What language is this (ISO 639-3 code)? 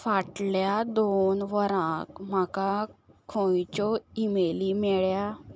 kok